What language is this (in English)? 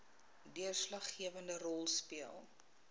Afrikaans